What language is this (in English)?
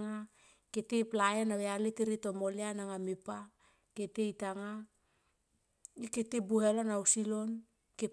Tomoip